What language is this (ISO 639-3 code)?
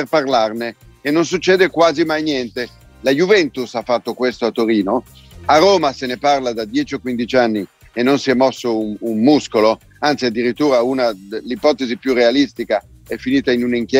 ita